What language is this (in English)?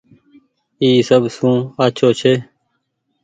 Goaria